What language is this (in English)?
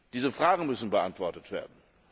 German